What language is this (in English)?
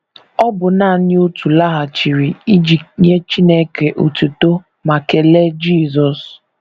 Igbo